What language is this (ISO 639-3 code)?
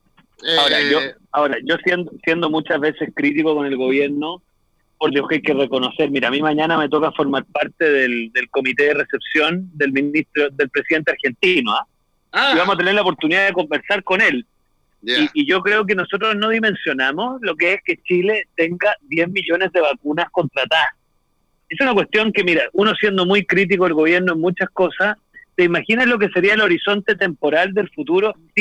spa